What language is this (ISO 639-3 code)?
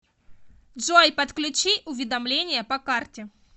rus